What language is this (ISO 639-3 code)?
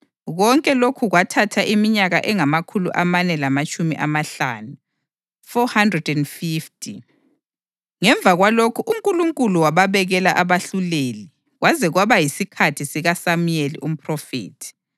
nde